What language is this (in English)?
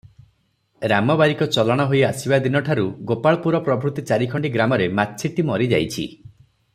Odia